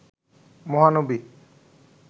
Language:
Bangla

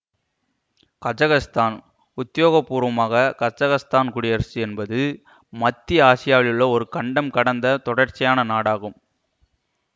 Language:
Tamil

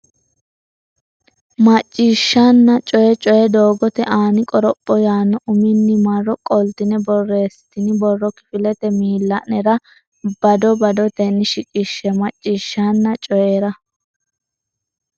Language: Sidamo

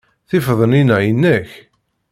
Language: Kabyle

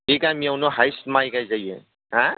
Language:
Bodo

